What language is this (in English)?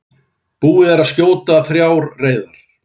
Icelandic